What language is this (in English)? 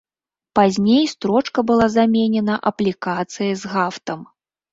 Belarusian